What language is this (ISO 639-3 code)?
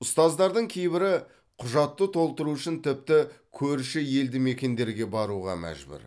kaz